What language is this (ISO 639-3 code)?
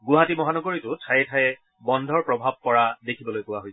asm